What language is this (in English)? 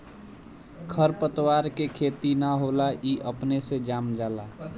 Bhojpuri